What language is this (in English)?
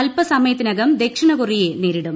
Malayalam